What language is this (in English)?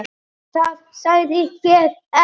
Icelandic